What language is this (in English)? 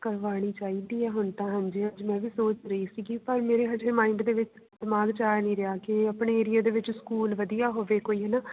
Punjabi